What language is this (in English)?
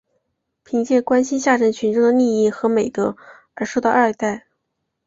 Chinese